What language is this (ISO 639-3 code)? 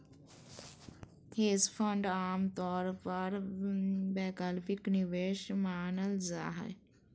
mag